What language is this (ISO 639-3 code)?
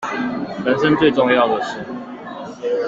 zho